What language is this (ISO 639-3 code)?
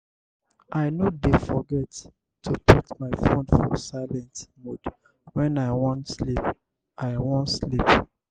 pcm